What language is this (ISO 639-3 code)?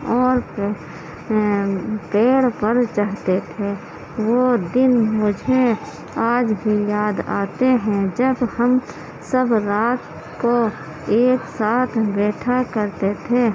urd